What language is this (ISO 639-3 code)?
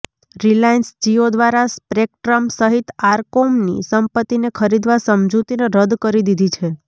guj